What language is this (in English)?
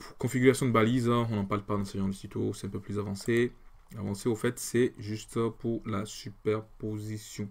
French